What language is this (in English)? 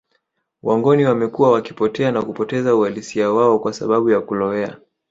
Swahili